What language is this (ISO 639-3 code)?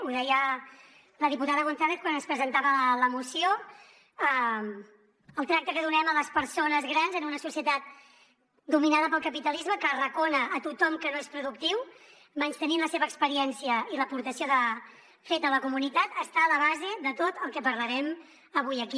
cat